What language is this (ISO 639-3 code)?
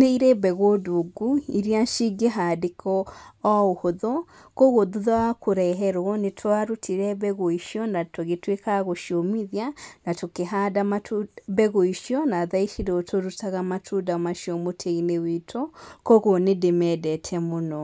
kik